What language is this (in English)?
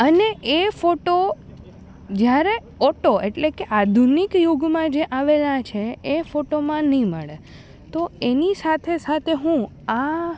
Gujarati